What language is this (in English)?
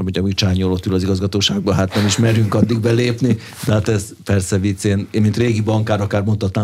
Hungarian